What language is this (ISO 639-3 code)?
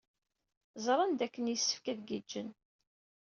kab